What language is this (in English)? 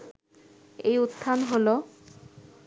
Bangla